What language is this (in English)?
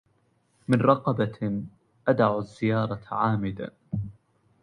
Arabic